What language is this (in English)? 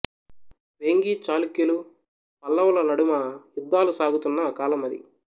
Telugu